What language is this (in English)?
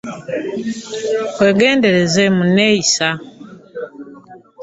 Ganda